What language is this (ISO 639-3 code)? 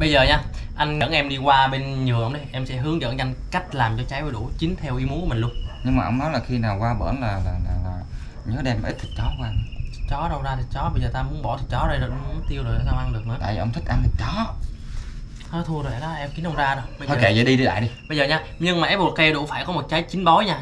vie